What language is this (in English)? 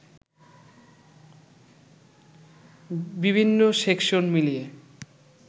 Bangla